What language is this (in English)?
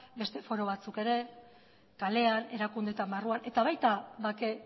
Basque